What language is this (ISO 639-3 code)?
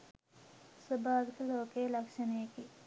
sin